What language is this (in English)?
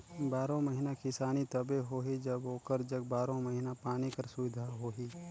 Chhattisgarhi